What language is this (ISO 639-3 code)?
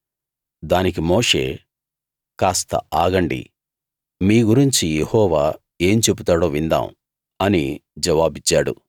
tel